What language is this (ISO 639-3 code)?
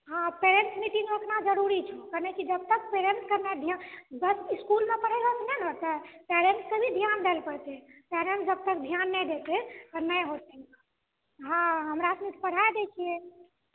mai